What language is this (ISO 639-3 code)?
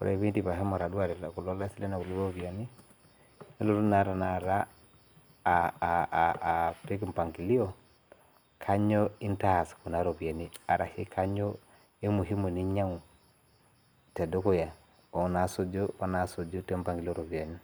mas